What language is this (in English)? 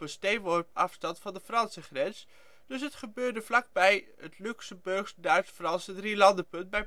Dutch